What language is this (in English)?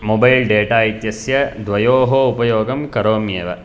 Sanskrit